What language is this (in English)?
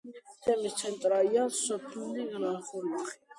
Georgian